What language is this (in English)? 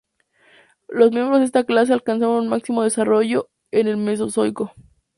Spanish